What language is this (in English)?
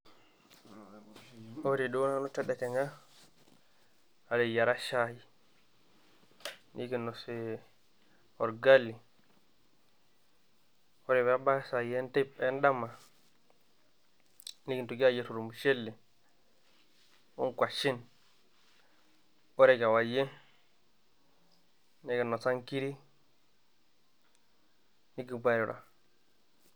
Masai